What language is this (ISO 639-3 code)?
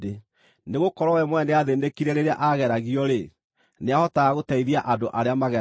kik